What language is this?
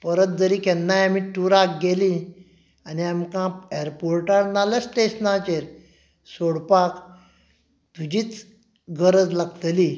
Konkani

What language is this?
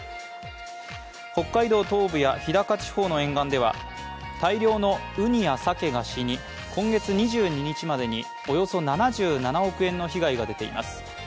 Japanese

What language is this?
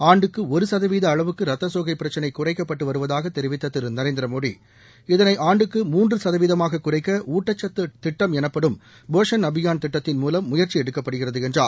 Tamil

